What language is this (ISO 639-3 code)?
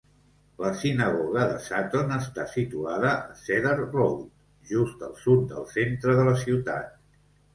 cat